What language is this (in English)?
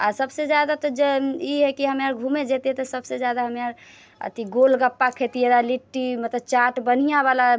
Maithili